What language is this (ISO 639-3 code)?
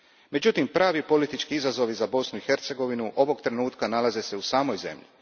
hrv